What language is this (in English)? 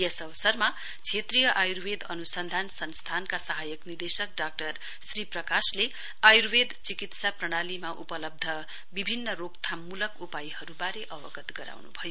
Nepali